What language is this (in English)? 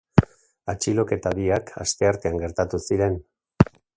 Basque